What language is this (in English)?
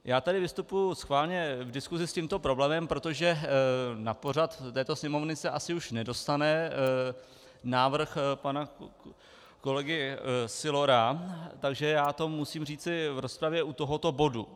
Czech